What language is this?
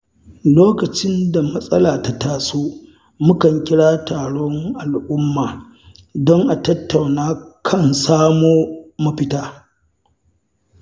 Hausa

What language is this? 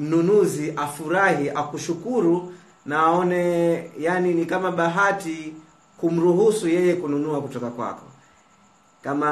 Swahili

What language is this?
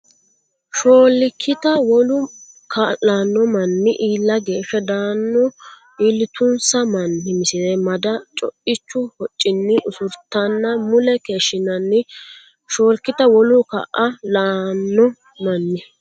Sidamo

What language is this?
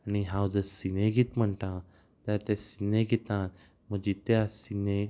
Konkani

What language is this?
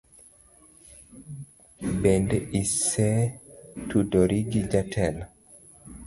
Luo (Kenya and Tanzania)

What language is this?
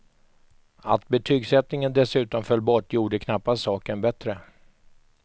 Swedish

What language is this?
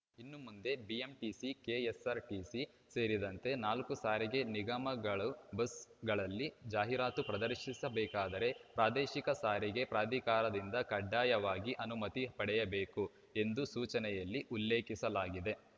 Kannada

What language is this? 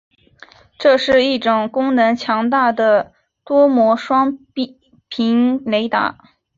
Chinese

